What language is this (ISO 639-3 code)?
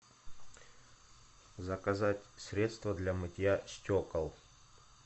rus